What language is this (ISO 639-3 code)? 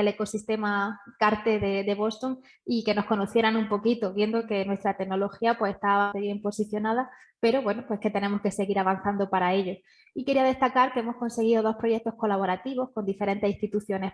spa